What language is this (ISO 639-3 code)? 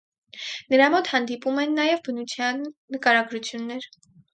hye